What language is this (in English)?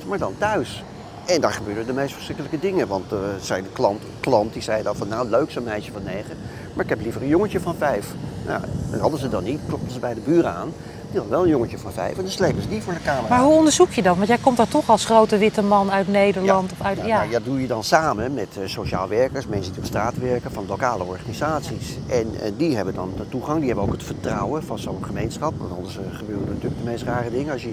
Dutch